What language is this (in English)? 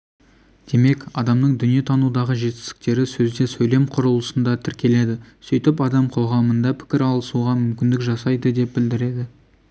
Kazakh